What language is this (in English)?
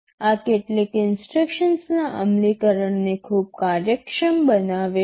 Gujarati